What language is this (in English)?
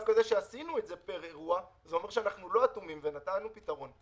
Hebrew